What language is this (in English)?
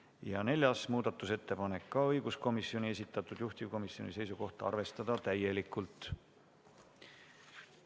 Estonian